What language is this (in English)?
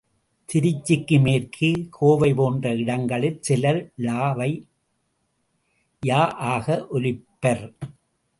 Tamil